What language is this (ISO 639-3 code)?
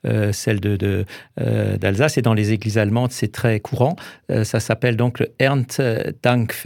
fra